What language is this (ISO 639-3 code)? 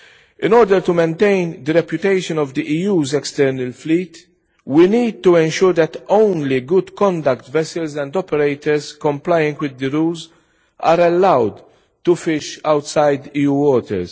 eng